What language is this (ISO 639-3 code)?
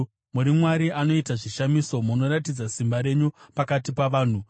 sna